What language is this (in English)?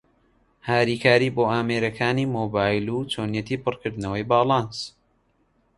Central Kurdish